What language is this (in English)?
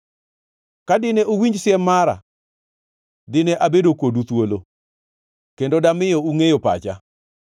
Luo (Kenya and Tanzania)